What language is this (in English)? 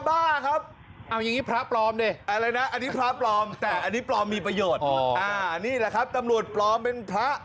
Thai